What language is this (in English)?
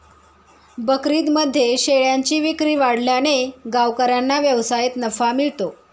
Marathi